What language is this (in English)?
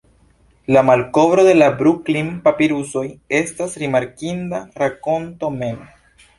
Esperanto